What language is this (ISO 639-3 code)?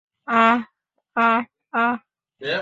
ben